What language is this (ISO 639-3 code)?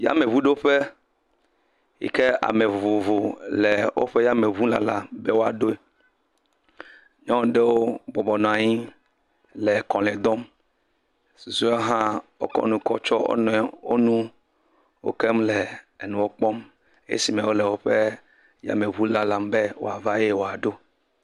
ewe